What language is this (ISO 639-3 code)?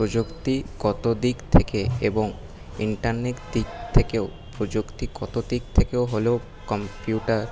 ben